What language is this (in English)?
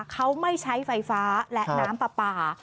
Thai